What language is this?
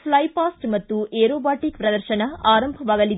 Kannada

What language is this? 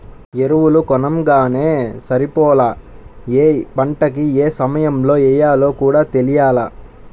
Telugu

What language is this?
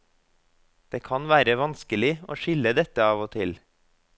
Norwegian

